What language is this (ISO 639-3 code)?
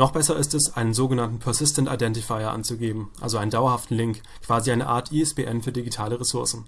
deu